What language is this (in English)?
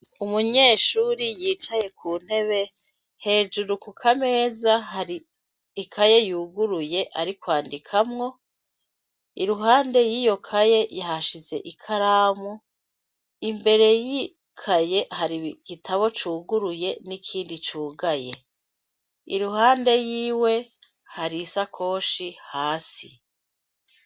Rundi